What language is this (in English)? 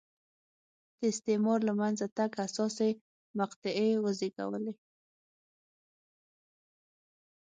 Pashto